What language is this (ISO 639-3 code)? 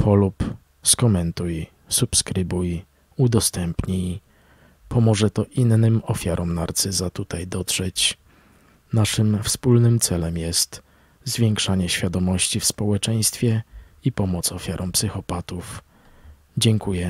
pol